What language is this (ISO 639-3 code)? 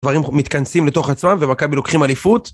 heb